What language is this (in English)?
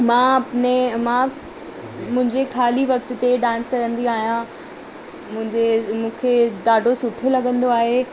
Sindhi